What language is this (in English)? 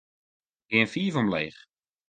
Western Frisian